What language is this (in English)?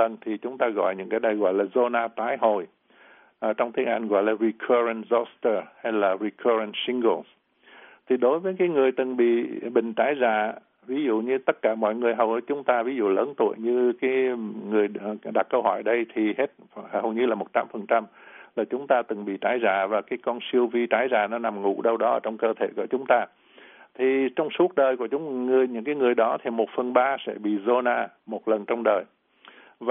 Vietnamese